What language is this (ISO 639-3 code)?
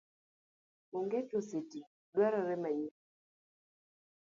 luo